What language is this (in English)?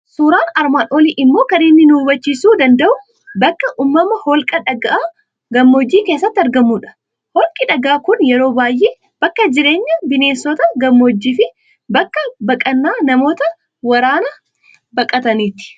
Oromo